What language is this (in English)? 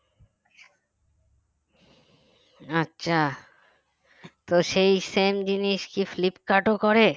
Bangla